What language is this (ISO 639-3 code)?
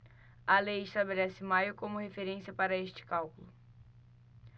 por